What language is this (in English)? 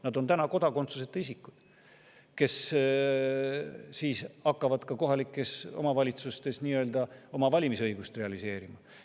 Estonian